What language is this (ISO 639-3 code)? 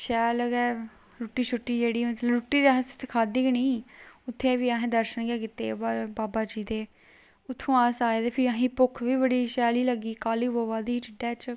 doi